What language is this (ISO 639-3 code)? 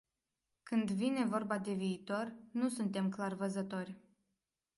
ron